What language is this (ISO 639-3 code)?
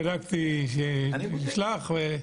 heb